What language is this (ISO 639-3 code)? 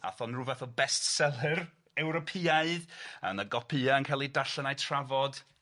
cym